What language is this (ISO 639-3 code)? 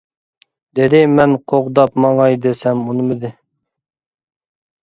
uig